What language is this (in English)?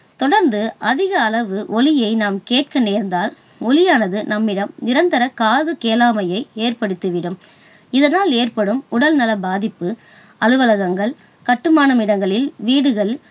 Tamil